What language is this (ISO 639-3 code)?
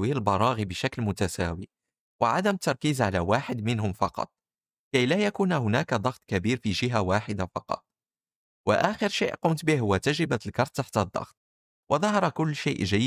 ara